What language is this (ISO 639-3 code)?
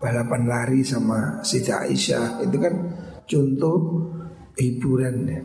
ind